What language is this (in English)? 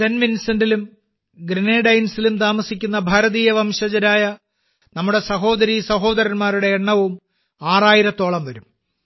Malayalam